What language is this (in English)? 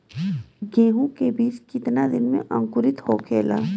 Bhojpuri